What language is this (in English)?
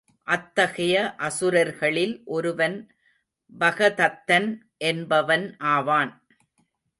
Tamil